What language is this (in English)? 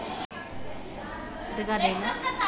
Telugu